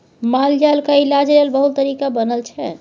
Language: Maithili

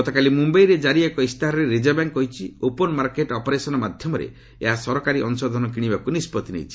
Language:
Odia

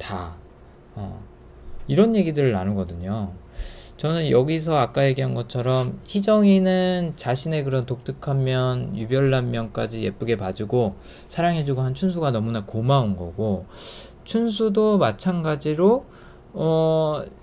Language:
Korean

